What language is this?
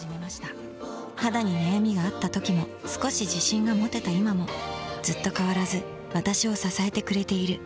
Japanese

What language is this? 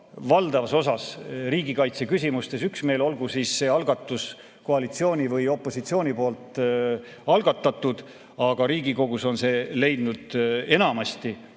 Estonian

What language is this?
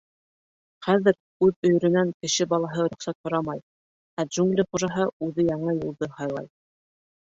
Bashkir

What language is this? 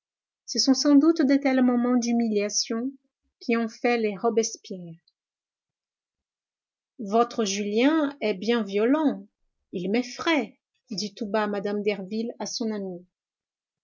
French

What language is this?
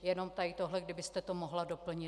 Czech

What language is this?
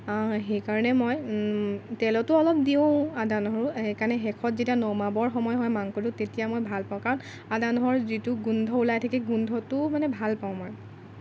Assamese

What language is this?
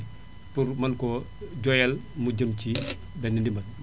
Wolof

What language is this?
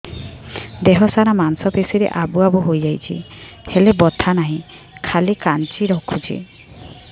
Odia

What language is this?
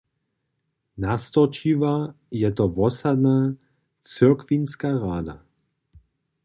Upper Sorbian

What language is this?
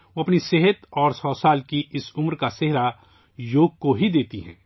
Urdu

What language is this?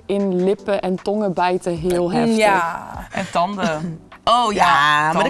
Dutch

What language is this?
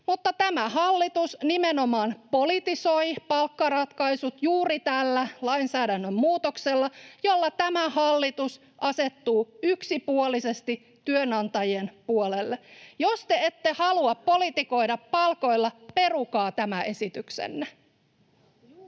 Finnish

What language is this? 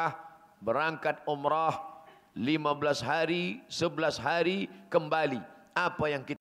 Malay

